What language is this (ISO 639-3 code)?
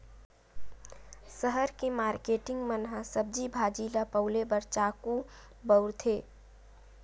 hne